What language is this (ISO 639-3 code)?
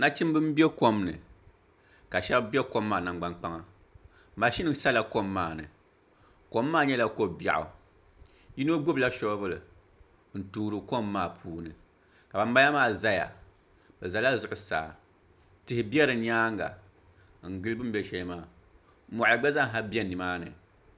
dag